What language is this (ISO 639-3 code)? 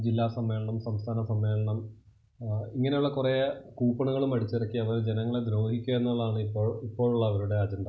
mal